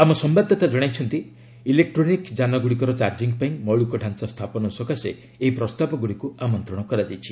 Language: Odia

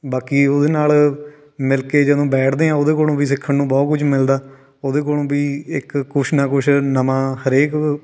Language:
Punjabi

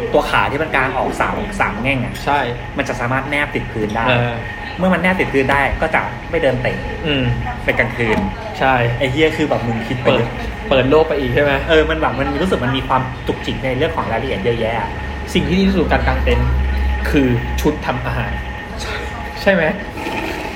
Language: Thai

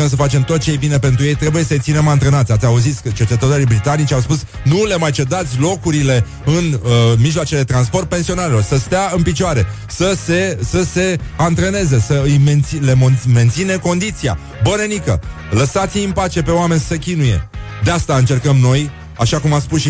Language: Romanian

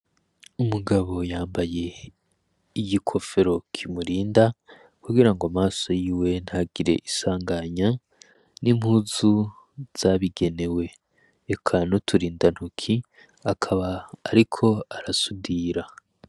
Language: Rundi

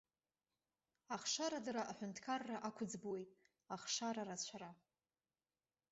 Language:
Abkhazian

